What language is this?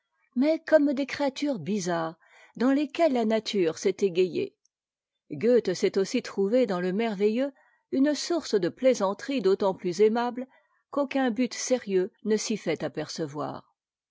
French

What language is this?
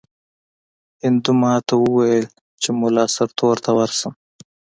Pashto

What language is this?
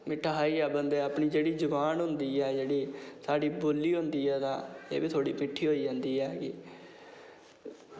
Dogri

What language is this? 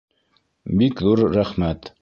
Bashkir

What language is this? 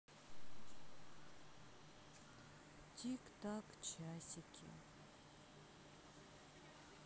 Russian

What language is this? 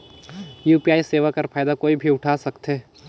Chhattisgarhi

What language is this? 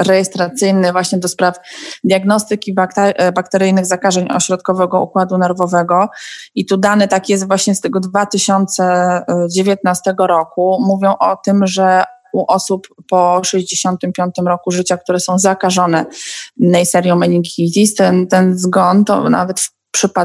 Polish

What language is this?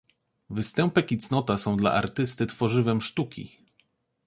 Polish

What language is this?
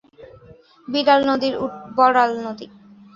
Bangla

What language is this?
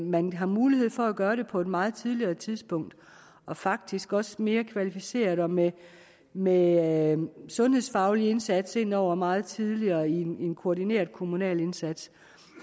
Danish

